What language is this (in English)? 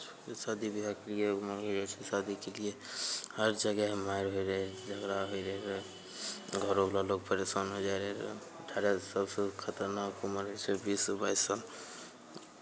Maithili